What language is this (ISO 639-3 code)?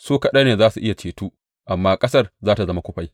hau